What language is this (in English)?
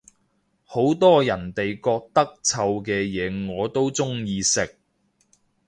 Cantonese